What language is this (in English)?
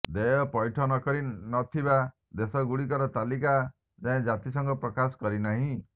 Odia